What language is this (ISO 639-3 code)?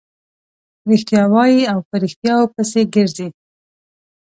pus